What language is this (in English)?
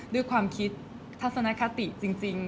Thai